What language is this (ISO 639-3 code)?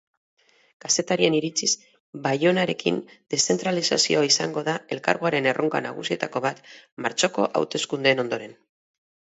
eus